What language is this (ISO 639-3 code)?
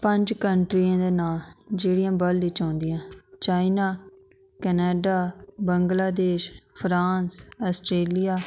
doi